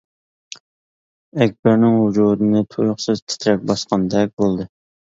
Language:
Uyghur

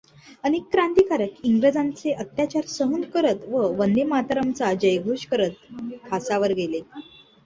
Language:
Marathi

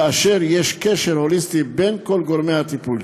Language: Hebrew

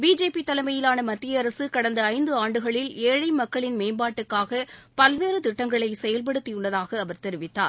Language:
Tamil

